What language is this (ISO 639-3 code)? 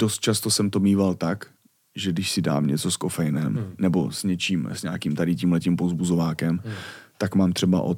ces